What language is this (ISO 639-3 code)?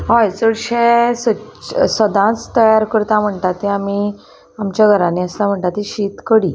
kok